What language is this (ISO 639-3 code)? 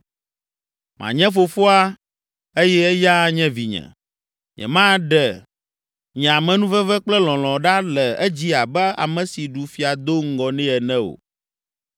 ewe